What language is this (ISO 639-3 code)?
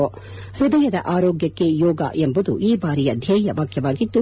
kan